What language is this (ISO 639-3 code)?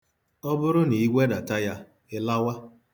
ibo